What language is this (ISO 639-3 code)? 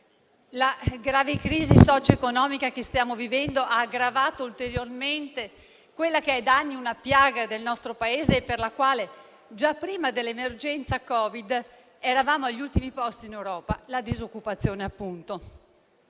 ita